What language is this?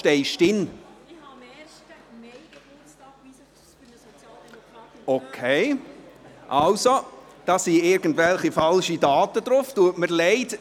Swiss German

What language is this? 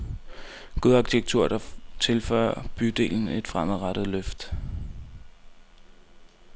Danish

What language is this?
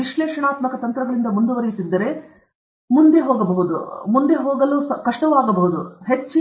Kannada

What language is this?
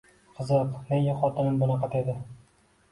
Uzbek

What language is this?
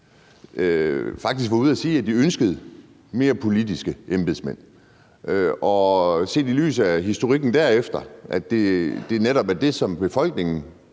Danish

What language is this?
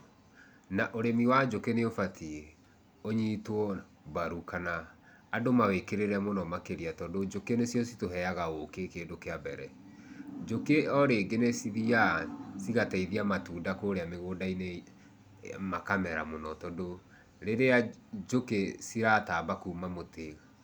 Kikuyu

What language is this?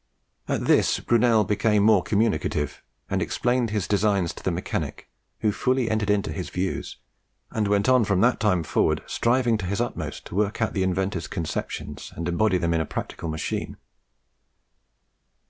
English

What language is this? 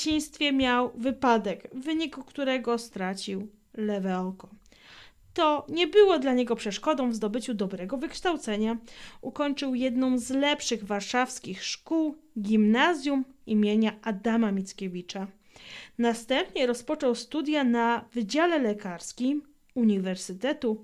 Polish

